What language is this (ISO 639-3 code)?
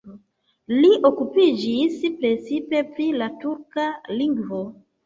epo